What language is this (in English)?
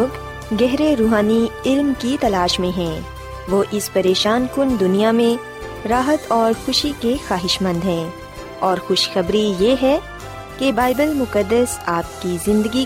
Urdu